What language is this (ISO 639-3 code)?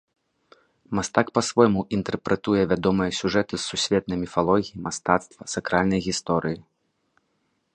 bel